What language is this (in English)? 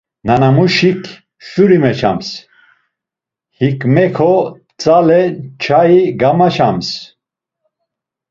Laz